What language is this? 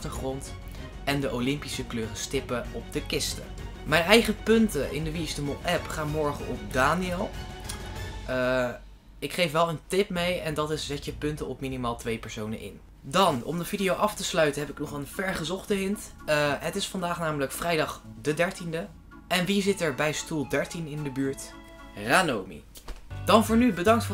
Dutch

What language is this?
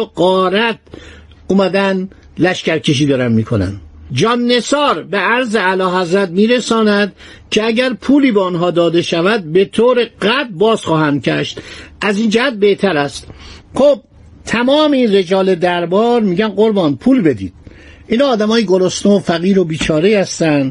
Persian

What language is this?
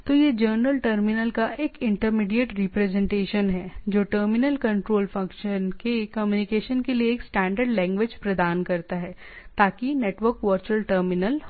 Hindi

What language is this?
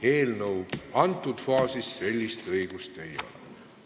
Estonian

